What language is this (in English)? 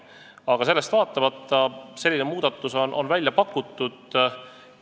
Estonian